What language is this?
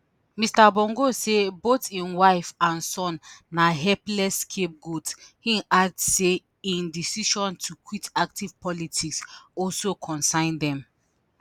Nigerian Pidgin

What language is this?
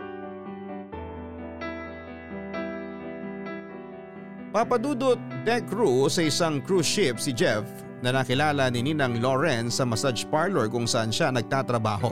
Filipino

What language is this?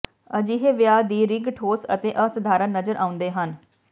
Punjabi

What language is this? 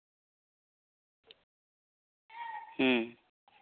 Santali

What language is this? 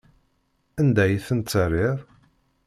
Kabyle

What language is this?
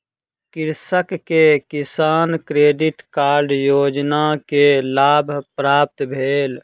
Maithili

